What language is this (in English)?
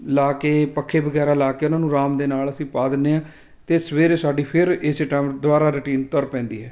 Punjabi